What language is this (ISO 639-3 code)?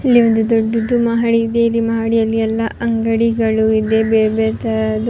kan